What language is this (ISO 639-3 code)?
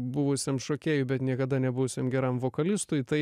lit